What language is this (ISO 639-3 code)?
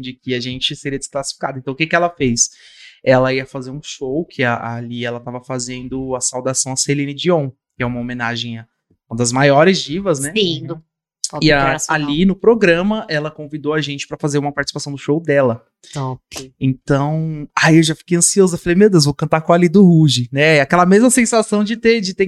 por